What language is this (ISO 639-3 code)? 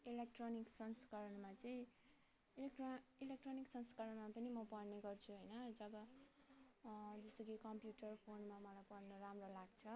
nep